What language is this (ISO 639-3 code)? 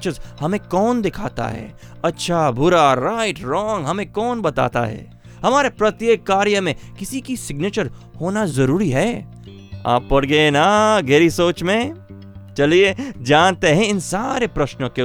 hin